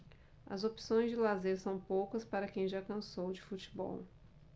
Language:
Portuguese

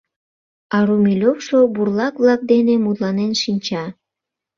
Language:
Mari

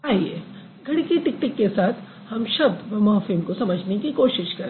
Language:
Hindi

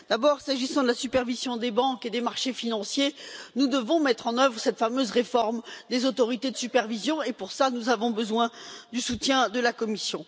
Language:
French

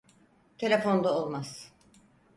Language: Turkish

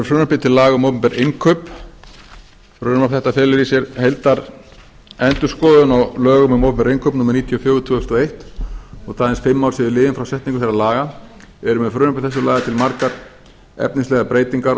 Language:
Icelandic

